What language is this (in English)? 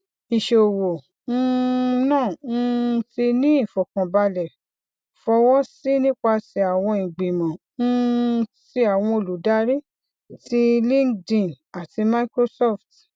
Yoruba